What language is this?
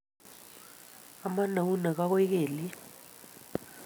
Kalenjin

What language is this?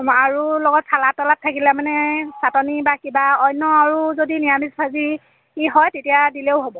Assamese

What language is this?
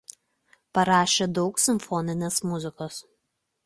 Lithuanian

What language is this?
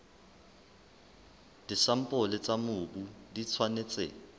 Southern Sotho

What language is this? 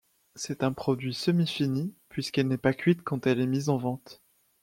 French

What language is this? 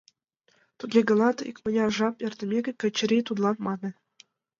Mari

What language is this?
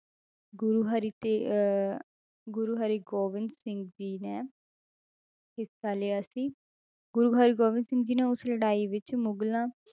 Punjabi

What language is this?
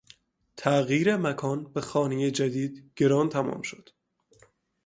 Persian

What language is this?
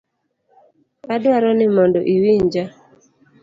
Luo (Kenya and Tanzania)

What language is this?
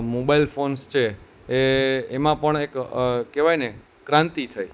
Gujarati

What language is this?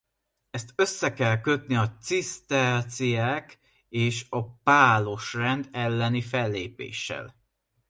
Hungarian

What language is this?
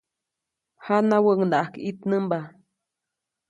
Copainalá Zoque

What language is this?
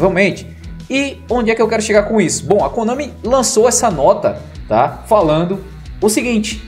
Portuguese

